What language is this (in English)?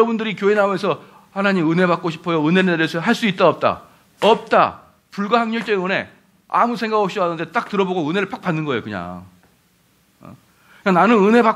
Korean